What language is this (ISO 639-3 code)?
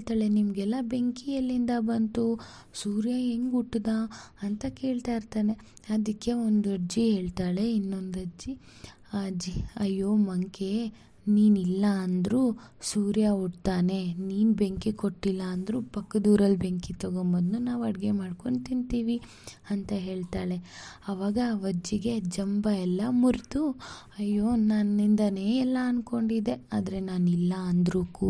kan